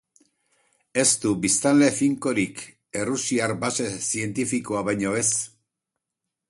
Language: Basque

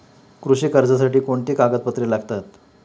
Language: Marathi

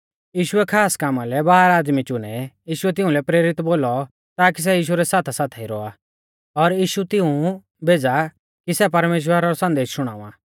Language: Mahasu Pahari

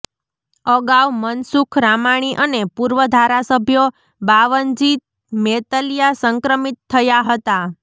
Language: Gujarati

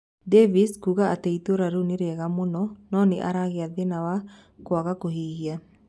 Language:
Kikuyu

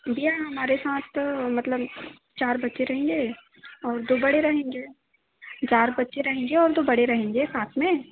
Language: Hindi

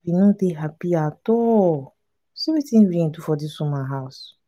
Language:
Nigerian Pidgin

